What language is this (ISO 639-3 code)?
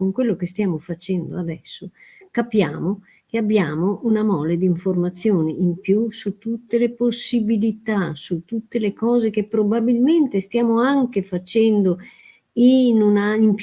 ita